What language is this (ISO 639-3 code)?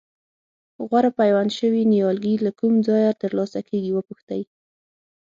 pus